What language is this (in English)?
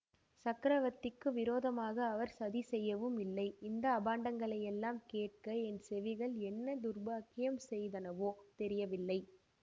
Tamil